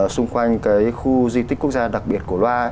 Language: Vietnamese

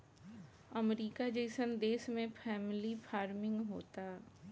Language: Bhojpuri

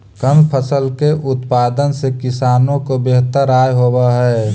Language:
Magahi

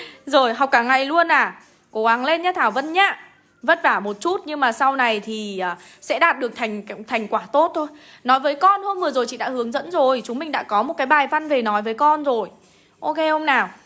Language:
Vietnamese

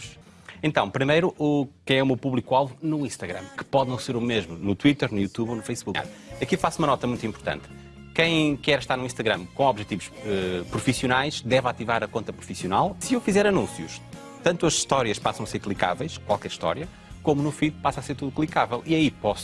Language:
Portuguese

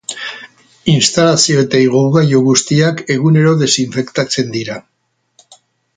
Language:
Basque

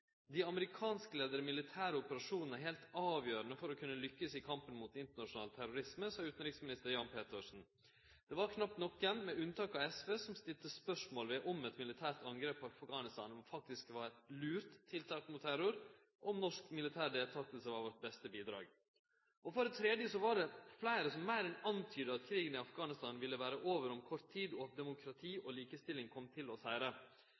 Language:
Norwegian Nynorsk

